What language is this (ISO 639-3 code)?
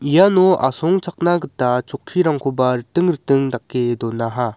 grt